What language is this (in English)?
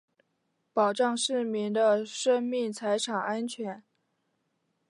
Chinese